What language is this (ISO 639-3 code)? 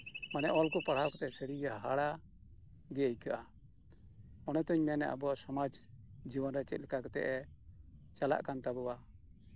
sat